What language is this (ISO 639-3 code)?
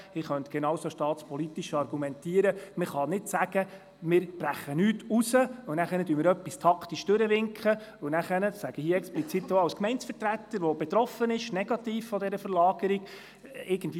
gsw